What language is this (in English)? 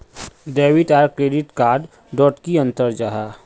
Magahi